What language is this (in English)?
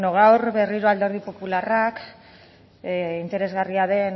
Basque